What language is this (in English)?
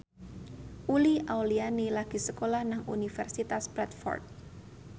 Javanese